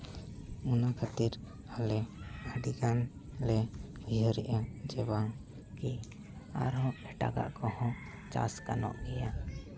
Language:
Santali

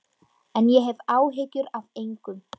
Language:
Icelandic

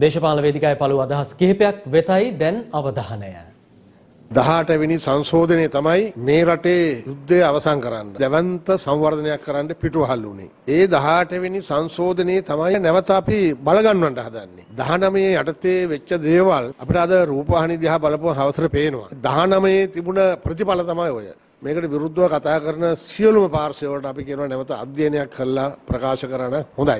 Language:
Hindi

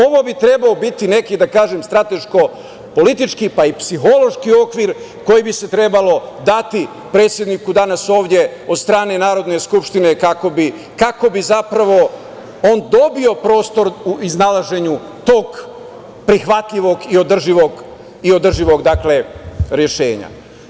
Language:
Serbian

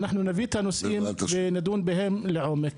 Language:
Hebrew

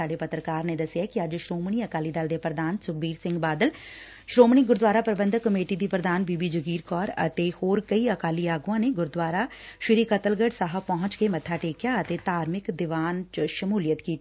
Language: Punjabi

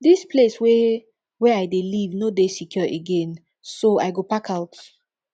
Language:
Nigerian Pidgin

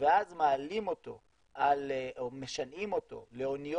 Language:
Hebrew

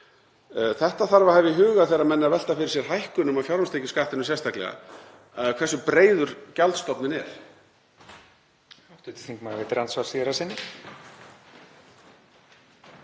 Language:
Icelandic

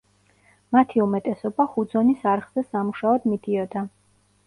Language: Georgian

